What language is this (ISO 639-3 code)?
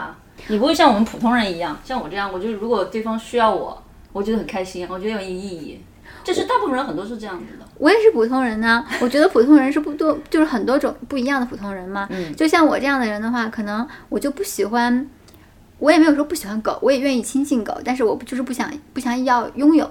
zho